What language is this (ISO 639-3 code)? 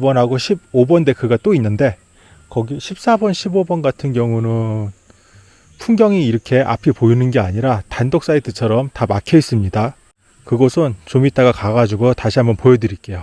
kor